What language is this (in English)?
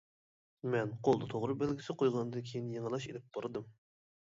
Uyghur